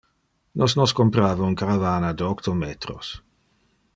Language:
Interlingua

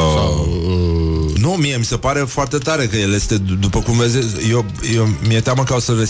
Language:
Romanian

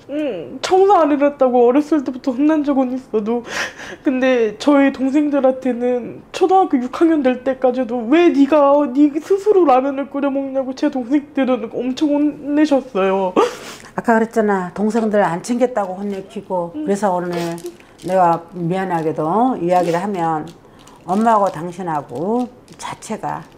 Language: Korean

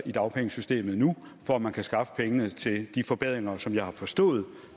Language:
Danish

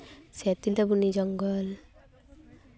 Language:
Santali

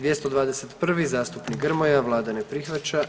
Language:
Croatian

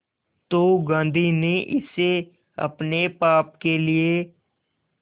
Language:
Hindi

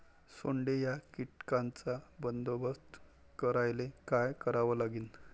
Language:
Marathi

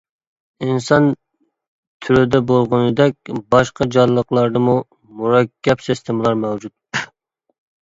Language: Uyghur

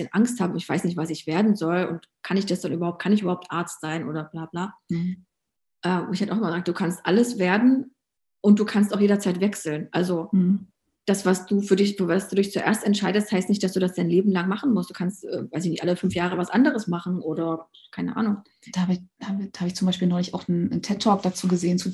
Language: German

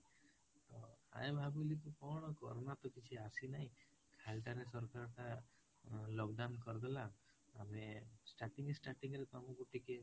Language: Odia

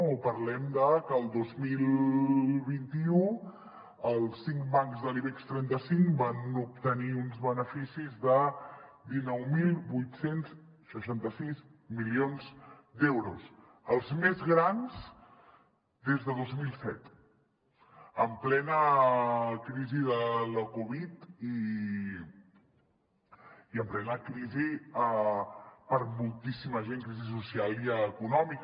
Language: Catalan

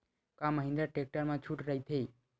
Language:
Chhattisgarhi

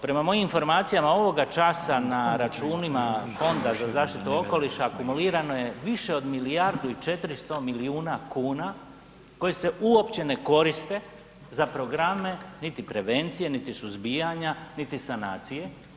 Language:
Croatian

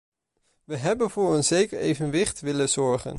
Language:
Dutch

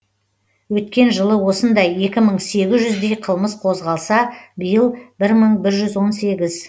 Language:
Kazakh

